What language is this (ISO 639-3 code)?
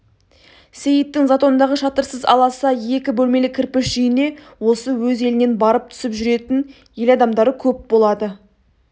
kaz